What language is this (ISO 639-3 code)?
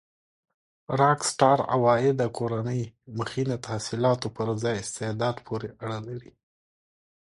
pus